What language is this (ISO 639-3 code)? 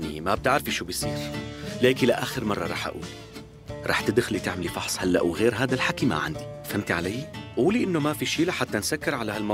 ara